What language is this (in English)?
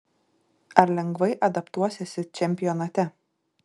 Lithuanian